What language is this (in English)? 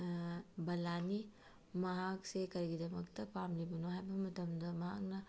Manipuri